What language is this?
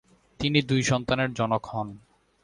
Bangla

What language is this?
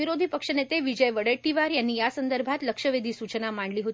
Marathi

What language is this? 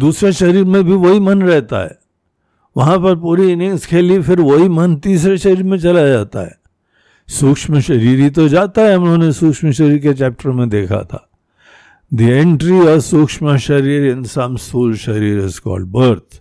Hindi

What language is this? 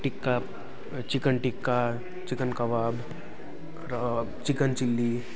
Nepali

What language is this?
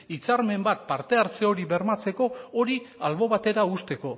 Basque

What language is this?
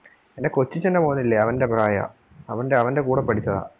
Malayalam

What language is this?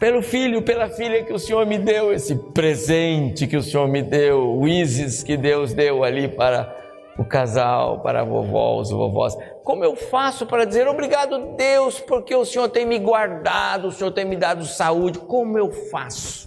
Portuguese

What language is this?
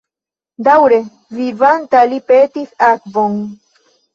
Esperanto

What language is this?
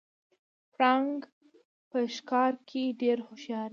Pashto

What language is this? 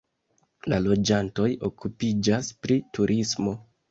Esperanto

